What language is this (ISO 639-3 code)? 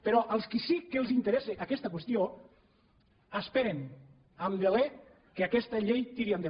cat